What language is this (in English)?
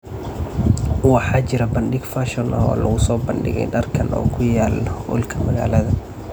Somali